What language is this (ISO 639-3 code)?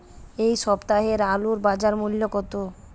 ben